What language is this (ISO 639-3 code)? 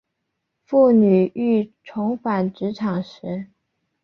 zho